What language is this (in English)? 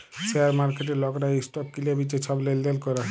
Bangla